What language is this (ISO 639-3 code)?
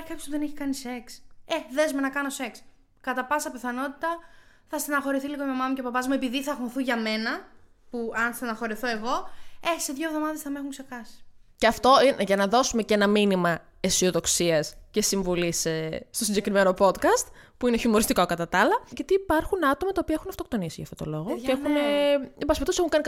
ell